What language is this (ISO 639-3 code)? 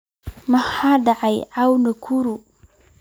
som